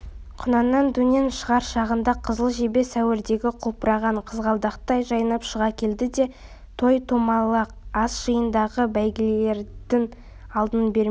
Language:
Kazakh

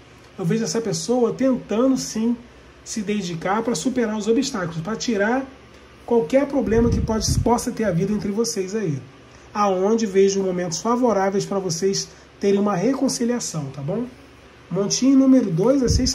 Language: Portuguese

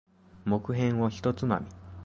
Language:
Japanese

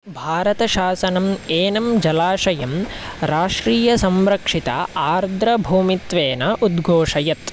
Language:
Sanskrit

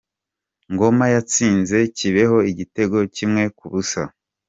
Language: Kinyarwanda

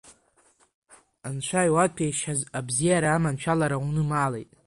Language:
Abkhazian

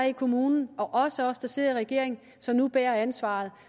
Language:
Danish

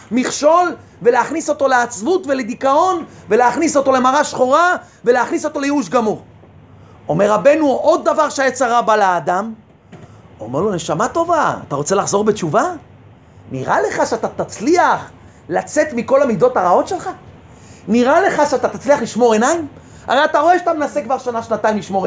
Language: Hebrew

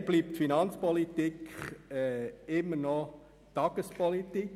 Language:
Swiss German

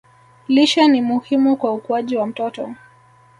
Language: Swahili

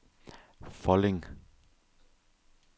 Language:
Danish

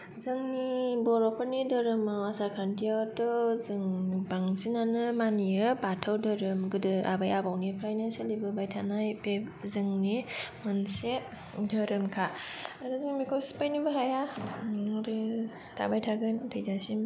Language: Bodo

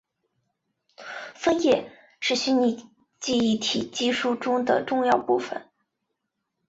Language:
Chinese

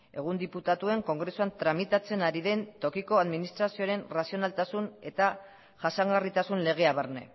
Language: Basque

